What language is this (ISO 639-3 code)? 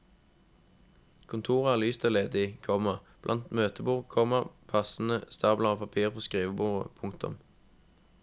nor